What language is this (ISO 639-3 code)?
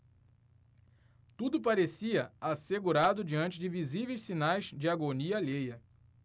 por